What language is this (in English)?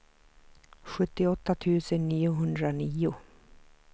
Swedish